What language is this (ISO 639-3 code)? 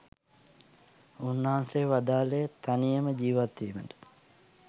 sin